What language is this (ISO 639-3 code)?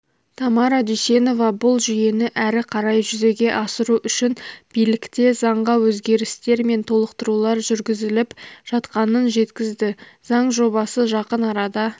kaz